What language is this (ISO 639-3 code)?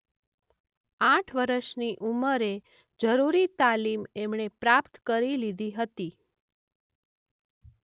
guj